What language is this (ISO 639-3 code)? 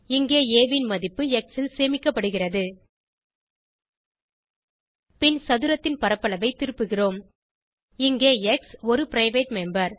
tam